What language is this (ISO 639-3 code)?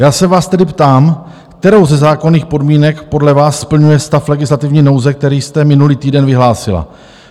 ces